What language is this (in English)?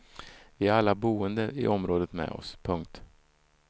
Swedish